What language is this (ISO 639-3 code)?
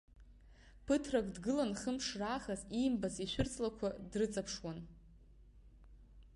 abk